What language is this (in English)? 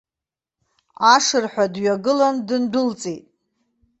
Abkhazian